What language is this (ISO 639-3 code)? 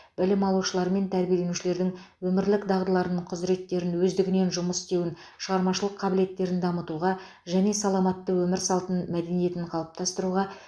kaz